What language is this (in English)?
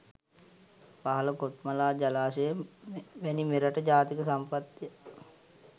Sinhala